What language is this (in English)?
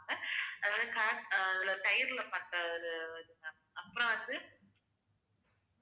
Tamil